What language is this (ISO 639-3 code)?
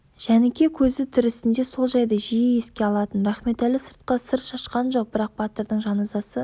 kaz